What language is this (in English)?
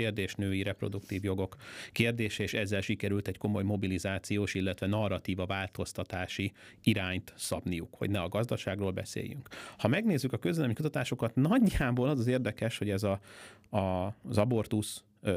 Hungarian